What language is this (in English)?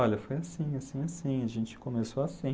Portuguese